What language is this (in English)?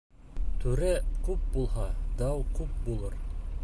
Bashkir